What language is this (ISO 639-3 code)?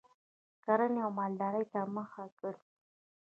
pus